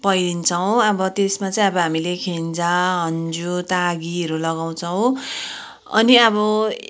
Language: Nepali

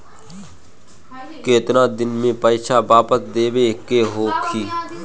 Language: Bhojpuri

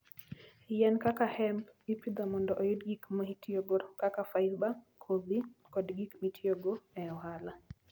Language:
Luo (Kenya and Tanzania)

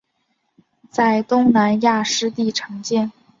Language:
Chinese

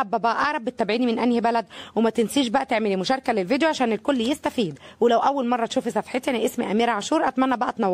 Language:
Arabic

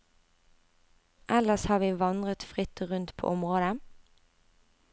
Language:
Norwegian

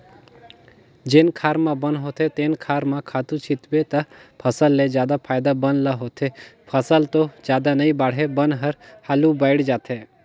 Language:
Chhattisgarhi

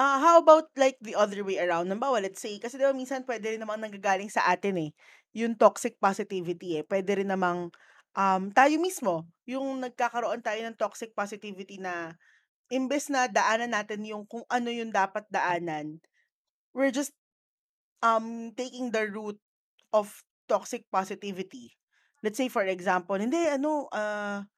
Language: Filipino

